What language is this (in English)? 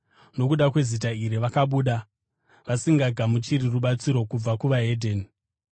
Shona